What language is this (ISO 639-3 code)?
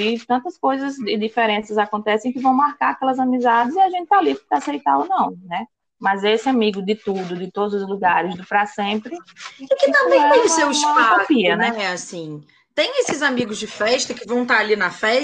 por